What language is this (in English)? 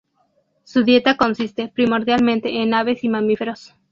Spanish